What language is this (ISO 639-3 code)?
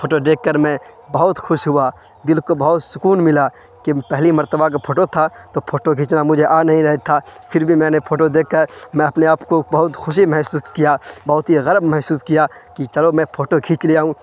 urd